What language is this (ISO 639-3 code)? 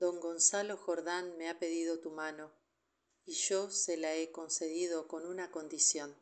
spa